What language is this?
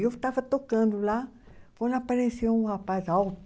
Portuguese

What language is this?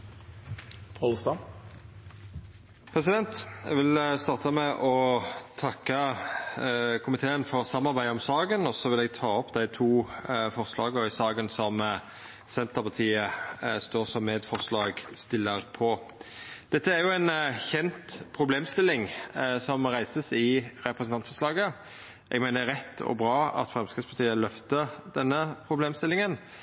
Norwegian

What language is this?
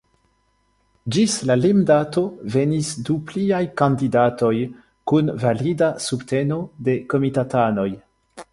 Esperanto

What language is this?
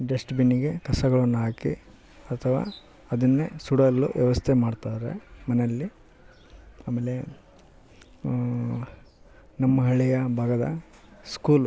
Kannada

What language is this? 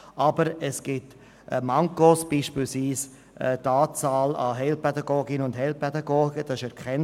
Swiss German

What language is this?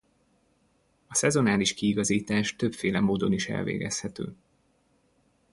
Hungarian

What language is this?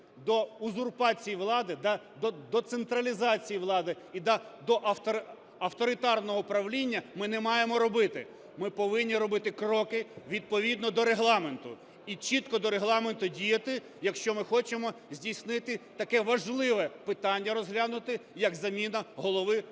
Ukrainian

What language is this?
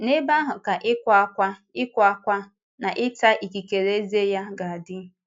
Igbo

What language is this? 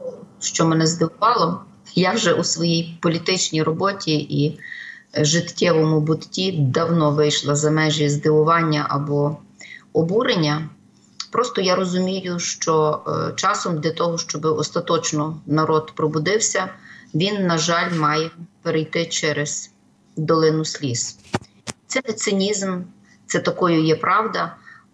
Ukrainian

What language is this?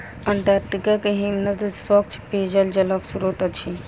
Maithili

